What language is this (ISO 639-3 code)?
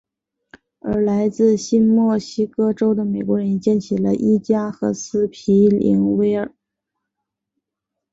zho